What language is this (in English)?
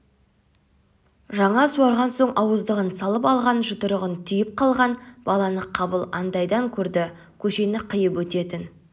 Kazakh